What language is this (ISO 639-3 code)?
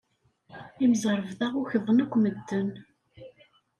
kab